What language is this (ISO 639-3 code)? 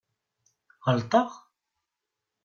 kab